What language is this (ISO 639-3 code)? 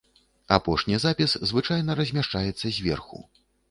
bel